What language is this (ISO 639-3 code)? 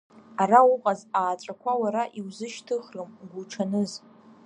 abk